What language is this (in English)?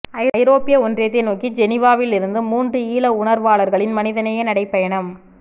Tamil